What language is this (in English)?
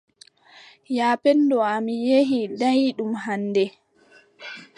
Adamawa Fulfulde